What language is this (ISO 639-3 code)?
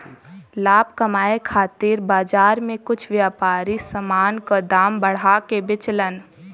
bho